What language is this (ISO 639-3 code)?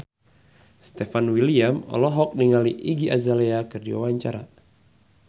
sun